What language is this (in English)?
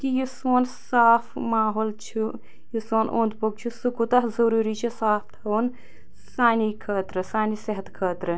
Kashmiri